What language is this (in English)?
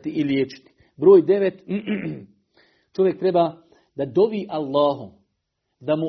Croatian